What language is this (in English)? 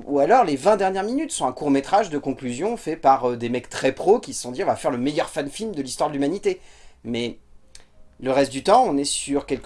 French